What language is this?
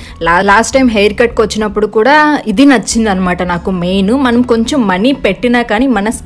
Hindi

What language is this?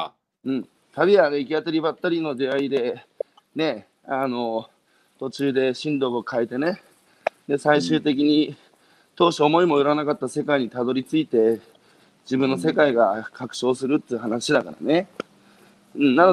Japanese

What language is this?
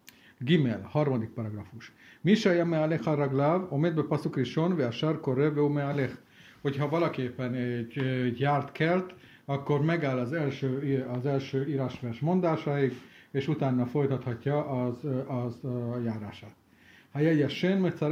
Hungarian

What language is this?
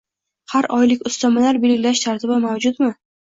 Uzbek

